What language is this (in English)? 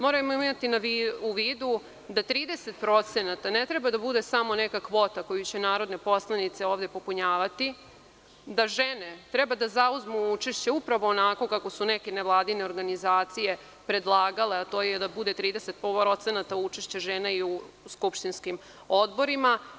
Serbian